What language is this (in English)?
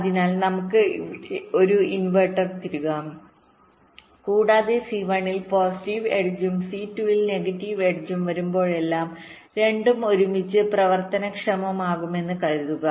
Malayalam